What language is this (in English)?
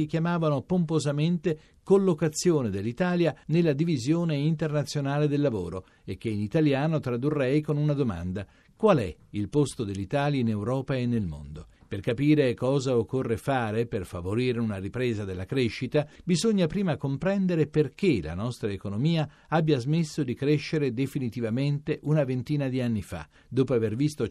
Italian